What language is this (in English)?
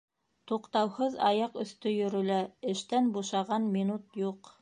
Bashkir